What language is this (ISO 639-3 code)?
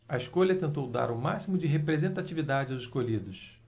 por